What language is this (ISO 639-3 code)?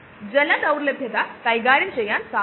mal